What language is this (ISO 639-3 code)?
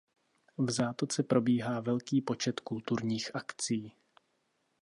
ces